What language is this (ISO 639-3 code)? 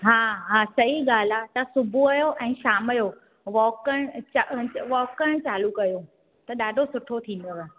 snd